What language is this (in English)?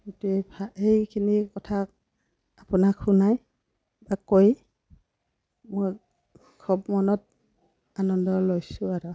Assamese